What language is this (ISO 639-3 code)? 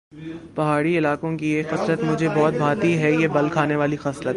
urd